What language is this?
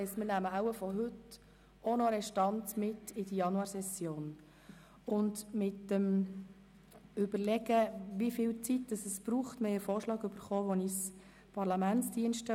Swiss German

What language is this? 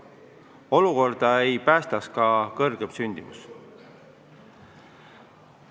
Estonian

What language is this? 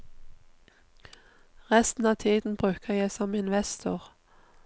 Norwegian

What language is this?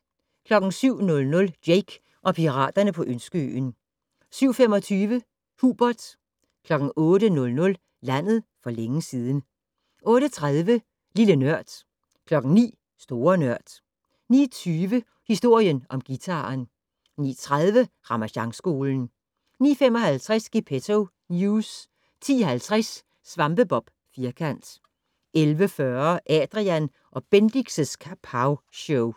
Danish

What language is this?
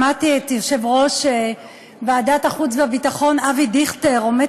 Hebrew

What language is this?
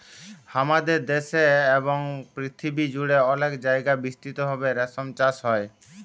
Bangla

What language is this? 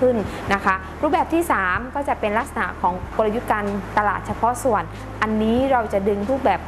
Thai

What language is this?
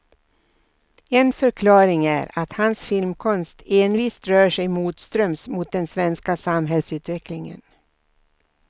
Swedish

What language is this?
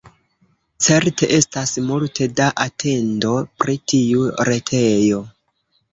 Esperanto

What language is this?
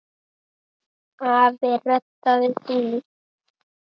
Icelandic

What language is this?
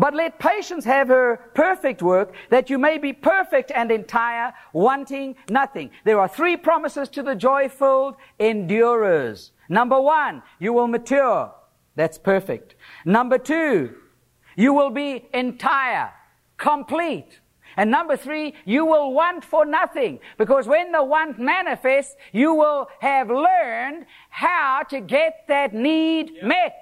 English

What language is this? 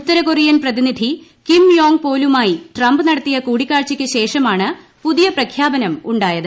Malayalam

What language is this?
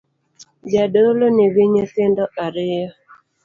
Luo (Kenya and Tanzania)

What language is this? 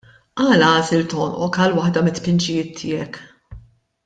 Maltese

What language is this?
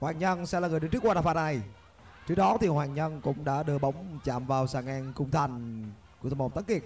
Vietnamese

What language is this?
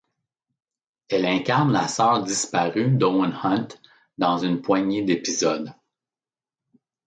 French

